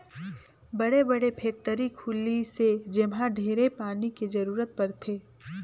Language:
Chhattisgarhi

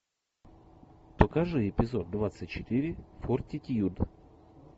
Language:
Russian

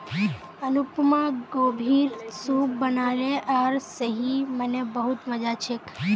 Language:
Magahi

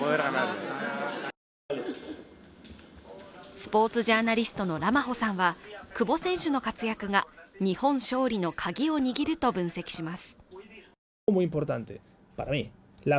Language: Japanese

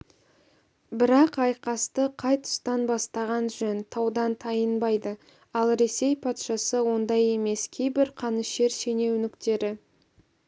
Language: Kazakh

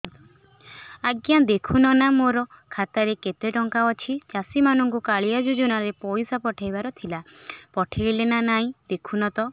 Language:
Odia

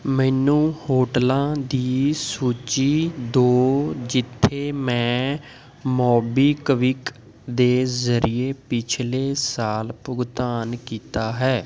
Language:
Punjabi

